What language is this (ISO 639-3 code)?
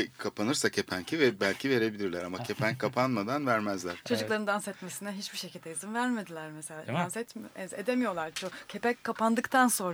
tur